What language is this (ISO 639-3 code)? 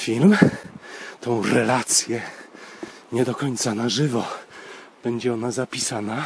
pol